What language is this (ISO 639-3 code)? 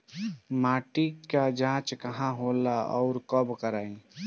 bho